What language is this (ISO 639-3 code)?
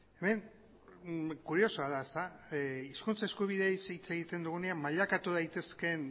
eus